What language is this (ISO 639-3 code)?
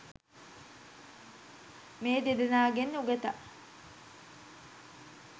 sin